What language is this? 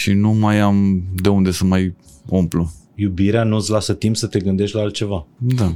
Romanian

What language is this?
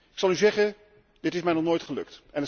Dutch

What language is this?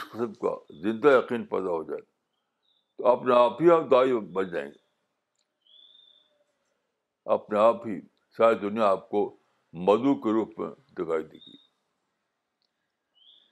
Urdu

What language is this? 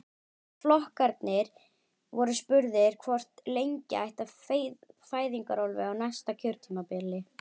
Icelandic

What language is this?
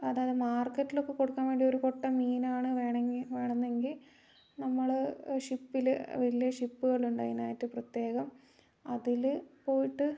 Malayalam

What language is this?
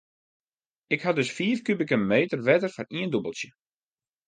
Western Frisian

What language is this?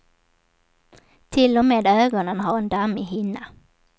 Swedish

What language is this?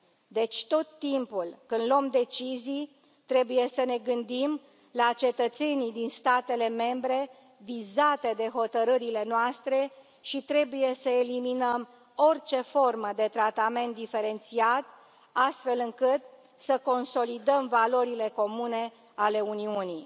Romanian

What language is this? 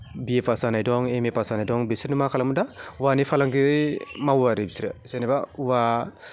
Bodo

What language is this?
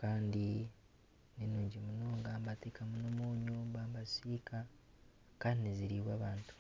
Nyankole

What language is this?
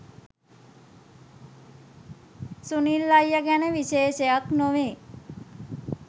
Sinhala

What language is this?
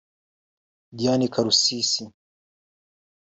Kinyarwanda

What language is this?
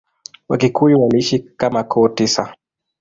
Swahili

